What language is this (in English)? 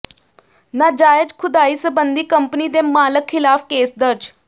Punjabi